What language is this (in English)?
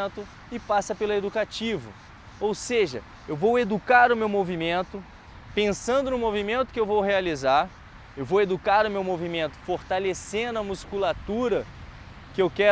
Portuguese